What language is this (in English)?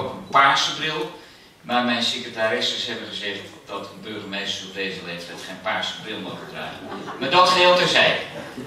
Dutch